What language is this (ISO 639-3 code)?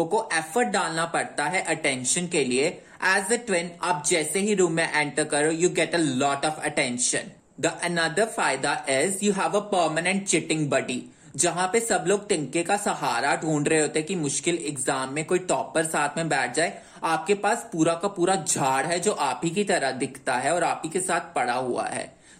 hin